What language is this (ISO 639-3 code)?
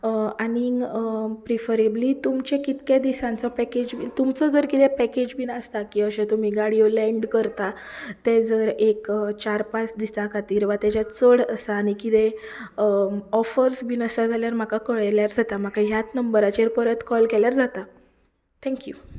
kok